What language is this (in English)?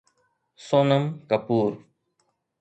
Sindhi